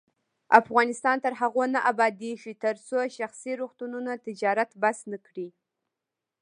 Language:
Pashto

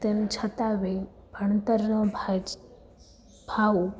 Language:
Gujarati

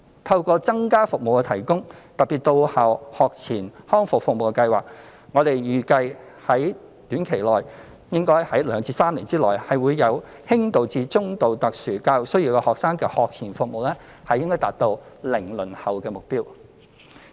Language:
Cantonese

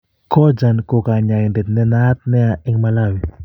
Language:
Kalenjin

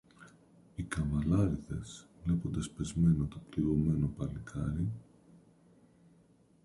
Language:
Greek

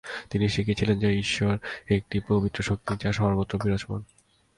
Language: Bangla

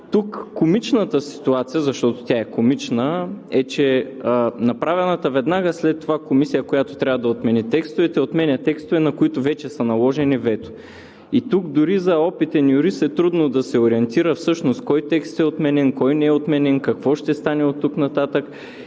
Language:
Bulgarian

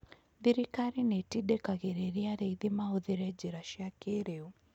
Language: Kikuyu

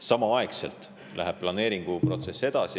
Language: Estonian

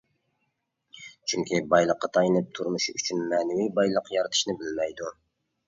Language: Uyghur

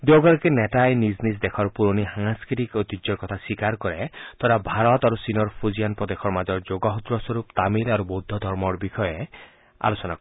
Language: Assamese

